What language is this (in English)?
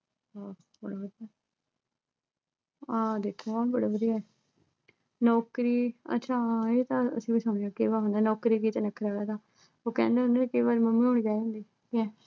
Punjabi